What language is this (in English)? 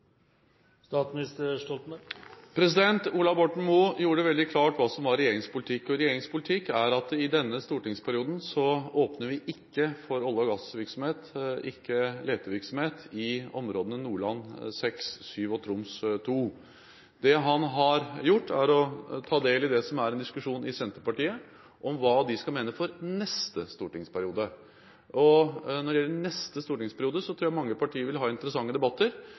Norwegian Bokmål